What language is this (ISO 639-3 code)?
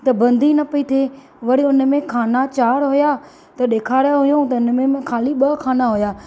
snd